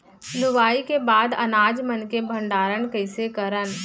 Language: Chhattisgarhi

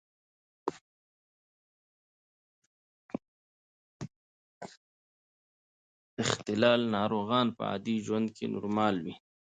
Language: Pashto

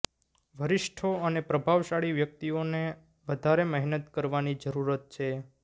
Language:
Gujarati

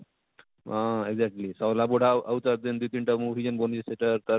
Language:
Odia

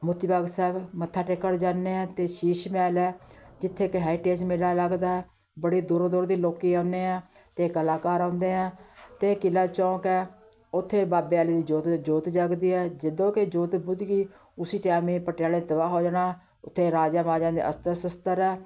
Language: Punjabi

